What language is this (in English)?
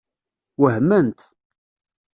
Kabyle